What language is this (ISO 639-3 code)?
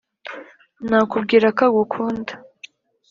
kin